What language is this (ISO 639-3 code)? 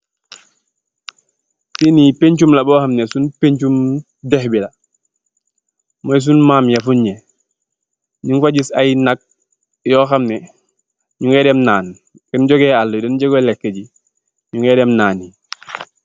wol